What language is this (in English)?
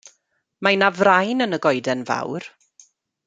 Welsh